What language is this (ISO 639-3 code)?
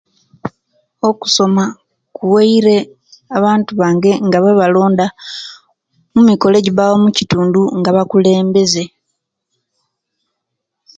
lke